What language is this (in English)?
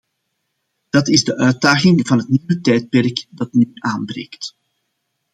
Dutch